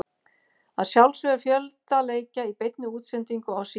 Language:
Icelandic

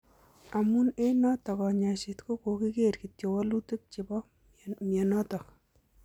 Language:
Kalenjin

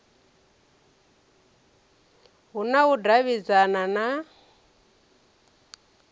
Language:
Venda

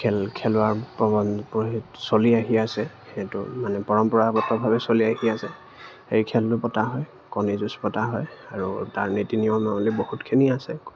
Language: Assamese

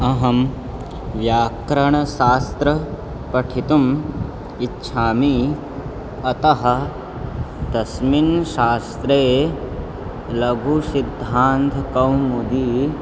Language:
Sanskrit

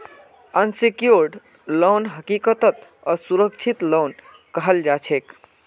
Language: Magahi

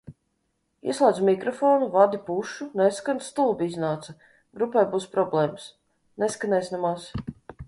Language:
Latvian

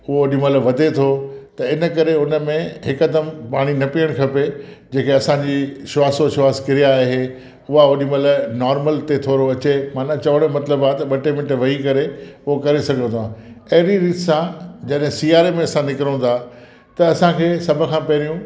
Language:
Sindhi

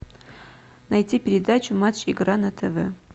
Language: Russian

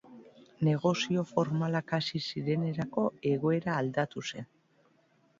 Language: Basque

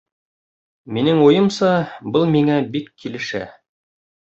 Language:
Bashkir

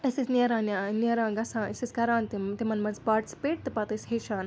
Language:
Kashmiri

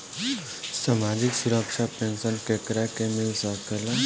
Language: Bhojpuri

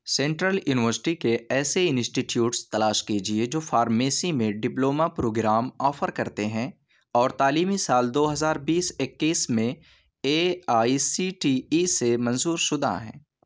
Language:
Urdu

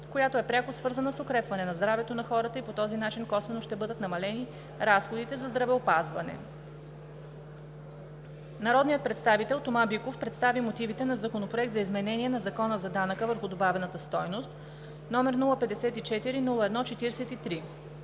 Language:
Bulgarian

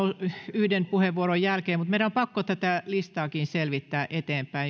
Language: Finnish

